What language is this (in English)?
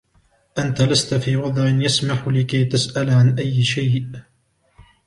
Arabic